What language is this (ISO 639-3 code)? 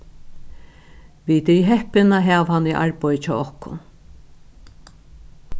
fao